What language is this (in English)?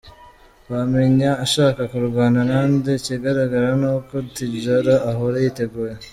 Kinyarwanda